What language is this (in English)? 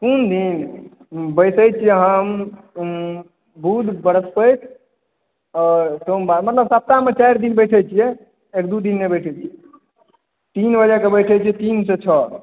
Maithili